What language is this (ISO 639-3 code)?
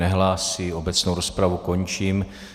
ces